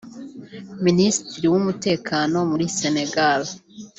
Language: Kinyarwanda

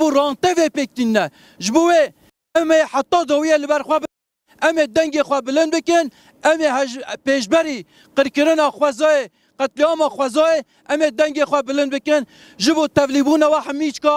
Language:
Turkish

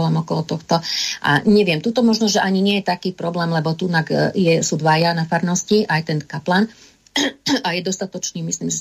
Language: Slovak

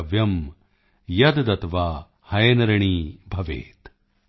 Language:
Punjabi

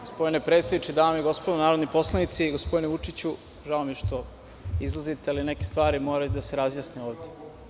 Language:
Serbian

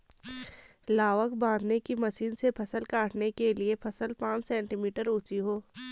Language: Hindi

